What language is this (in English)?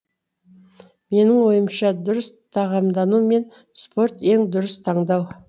Kazakh